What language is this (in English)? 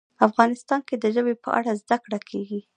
Pashto